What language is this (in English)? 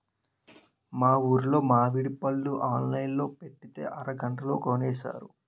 Telugu